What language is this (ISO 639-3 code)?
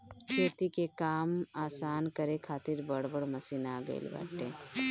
bho